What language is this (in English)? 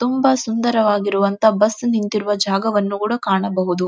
Kannada